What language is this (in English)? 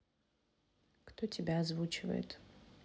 Russian